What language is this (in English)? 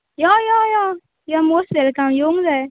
Konkani